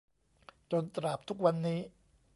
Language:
Thai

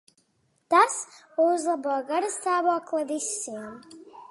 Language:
Latvian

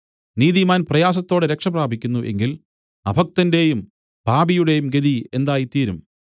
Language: Malayalam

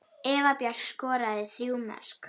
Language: Icelandic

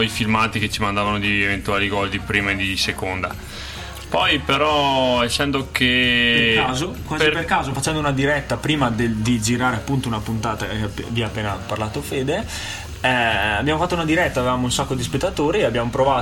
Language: Italian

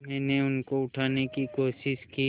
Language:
Hindi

